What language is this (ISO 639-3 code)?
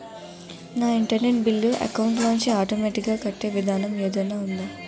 tel